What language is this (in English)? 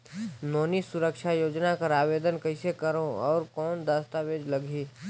Chhattisgarhi